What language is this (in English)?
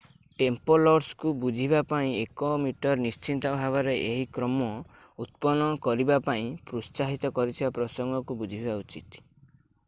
Odia